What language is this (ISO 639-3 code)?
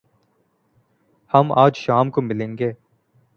urd